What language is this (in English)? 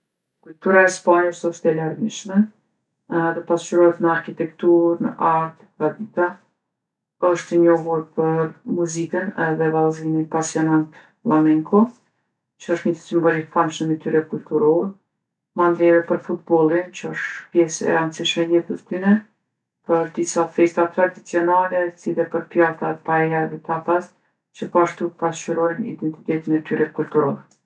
Gheg Albanian